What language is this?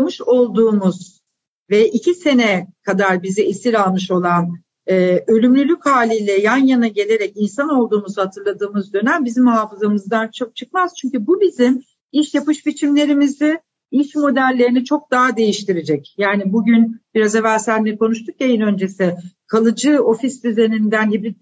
Turkish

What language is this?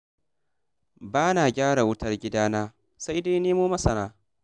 Hausa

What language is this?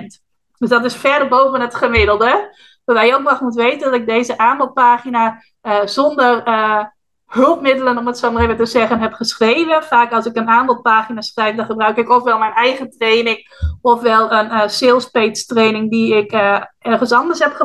Dutch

